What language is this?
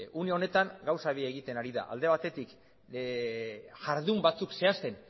Basque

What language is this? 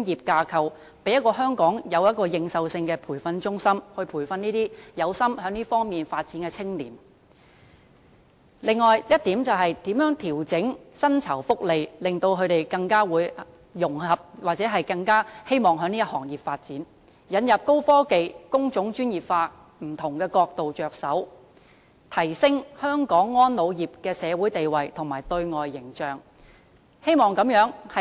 Cantonese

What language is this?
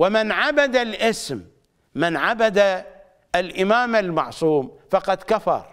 Arabic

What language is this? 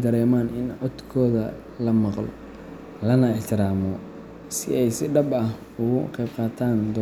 Somali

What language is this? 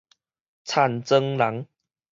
Min Nan Chinese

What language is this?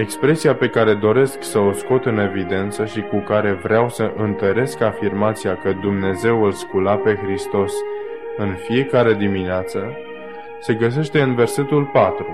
Romanian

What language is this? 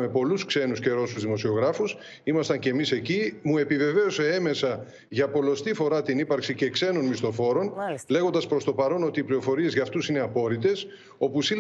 Greek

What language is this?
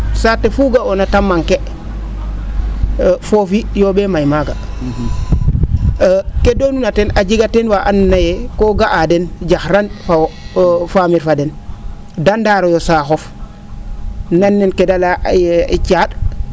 Serer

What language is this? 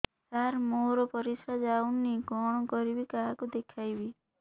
Odia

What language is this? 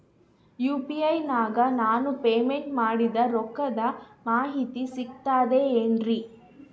Kannada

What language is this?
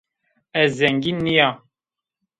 Zaza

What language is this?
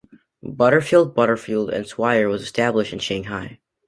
English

